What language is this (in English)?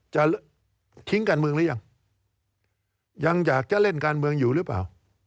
Thai